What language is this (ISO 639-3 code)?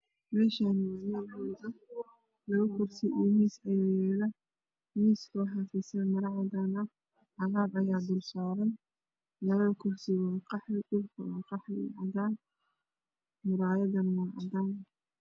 som